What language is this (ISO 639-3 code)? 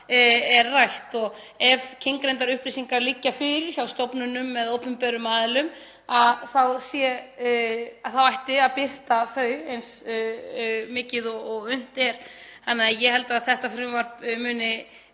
isl